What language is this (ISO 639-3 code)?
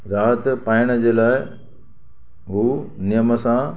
snd